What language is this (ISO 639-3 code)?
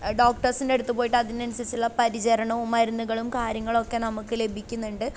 mal